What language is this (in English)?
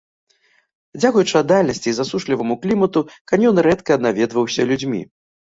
Belarusian